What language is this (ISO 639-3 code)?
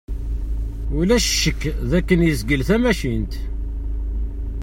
kab